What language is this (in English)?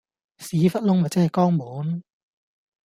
Cantonese